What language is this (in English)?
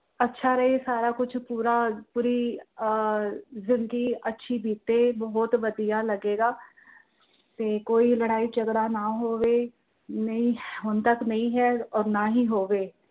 Punjabi